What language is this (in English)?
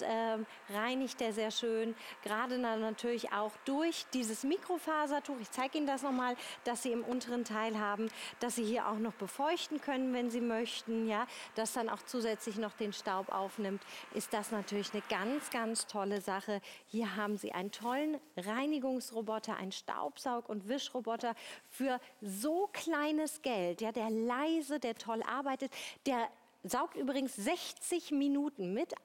German